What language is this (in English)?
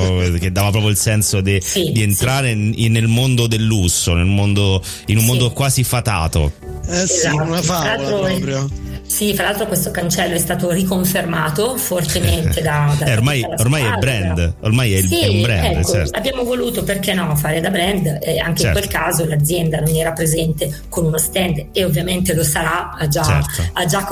Italian